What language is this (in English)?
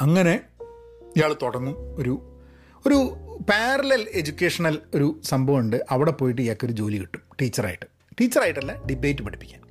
Malayalam